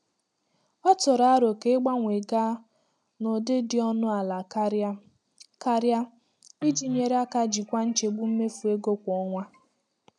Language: Igbo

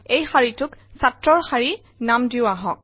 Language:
Assamese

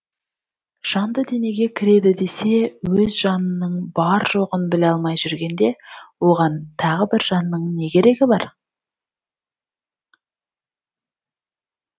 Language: Kazakh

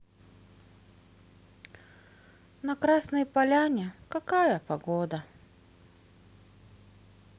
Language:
Russian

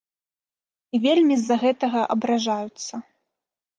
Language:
Belarusian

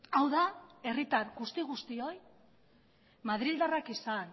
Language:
Basque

